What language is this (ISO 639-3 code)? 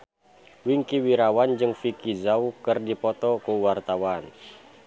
sun